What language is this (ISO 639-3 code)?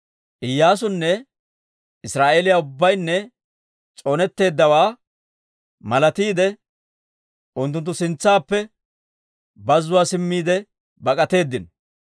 dwr